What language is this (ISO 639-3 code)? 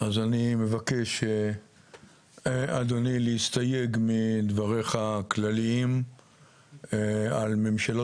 heb